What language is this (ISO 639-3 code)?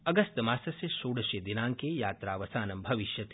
san